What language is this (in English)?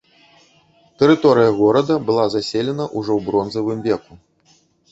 Belarusian